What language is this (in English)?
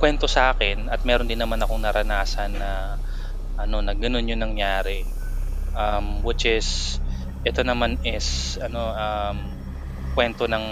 Filipino